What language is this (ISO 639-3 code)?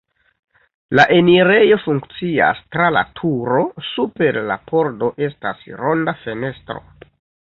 epo